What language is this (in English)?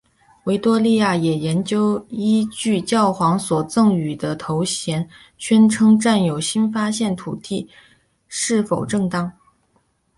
Chinese